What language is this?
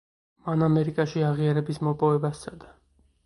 Georgian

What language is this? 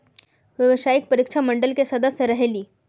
Magahi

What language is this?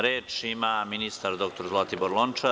Serbian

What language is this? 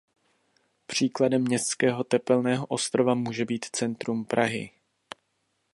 Czech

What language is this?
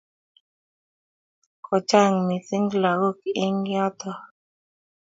Kalenjin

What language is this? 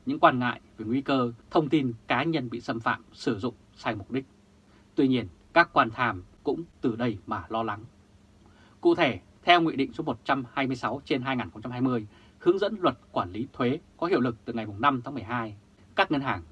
Vietnamese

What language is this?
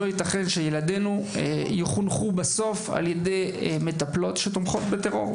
Hebrew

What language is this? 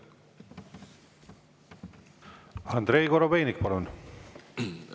Estonian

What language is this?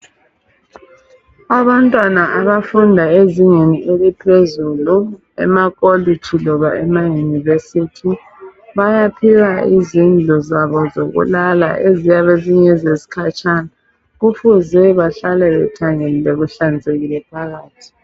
North Ndebele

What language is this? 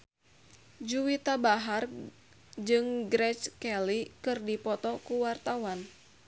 Sundanese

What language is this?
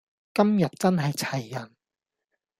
Cantonese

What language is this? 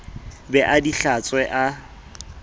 Southern Sotho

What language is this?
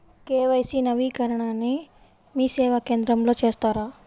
Telugu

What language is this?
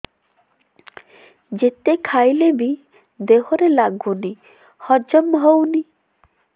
Odia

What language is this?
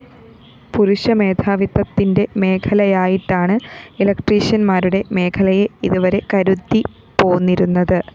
Malayalam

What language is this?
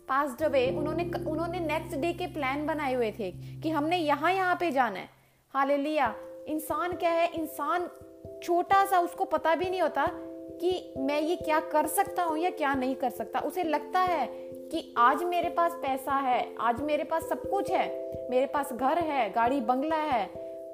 Hindi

